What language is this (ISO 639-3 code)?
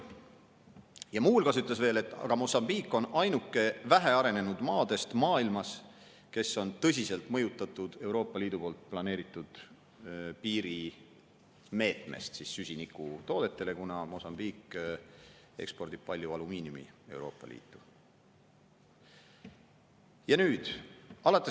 est